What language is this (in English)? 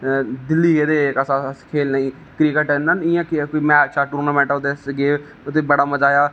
Dogri